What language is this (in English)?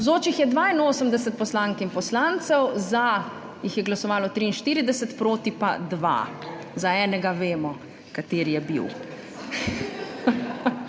Slovenian